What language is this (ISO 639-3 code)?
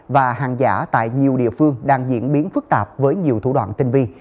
vie